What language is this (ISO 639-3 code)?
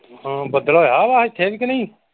pan